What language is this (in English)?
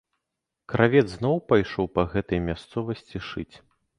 Belarusian